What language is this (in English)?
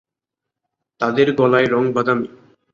Bangla